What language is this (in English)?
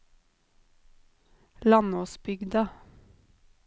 Norwegian